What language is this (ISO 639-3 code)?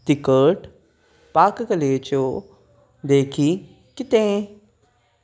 kok